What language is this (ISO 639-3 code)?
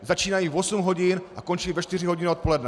ces